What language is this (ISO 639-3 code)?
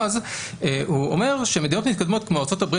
heb